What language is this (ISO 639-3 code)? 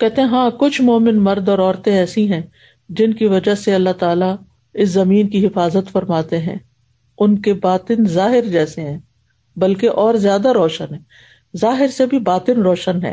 urd